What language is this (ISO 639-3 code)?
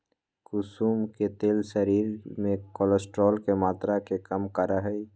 mag